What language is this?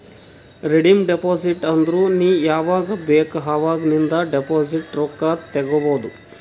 Kannada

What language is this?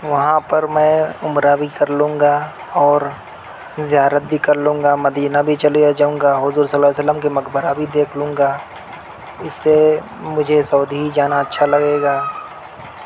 Urdu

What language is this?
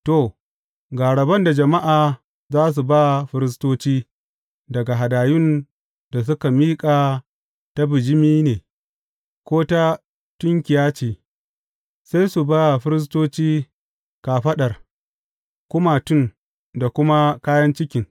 Hausa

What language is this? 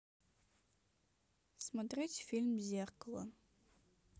Russian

